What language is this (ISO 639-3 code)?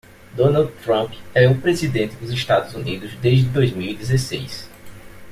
por